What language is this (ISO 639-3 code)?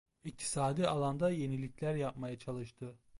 tur